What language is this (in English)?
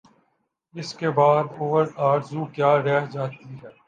Urdu